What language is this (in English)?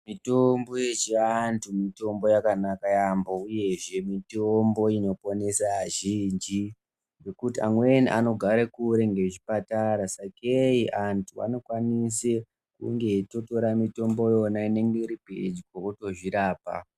Ndau